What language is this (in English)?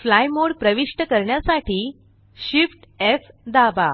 Marathi